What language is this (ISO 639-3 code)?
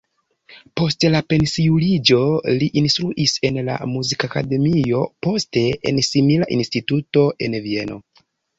epo